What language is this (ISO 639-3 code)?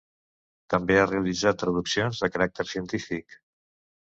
cat